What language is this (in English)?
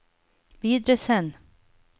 Norwegian